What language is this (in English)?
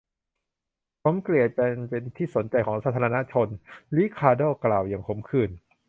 Thai